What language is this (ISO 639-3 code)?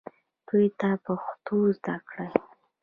pus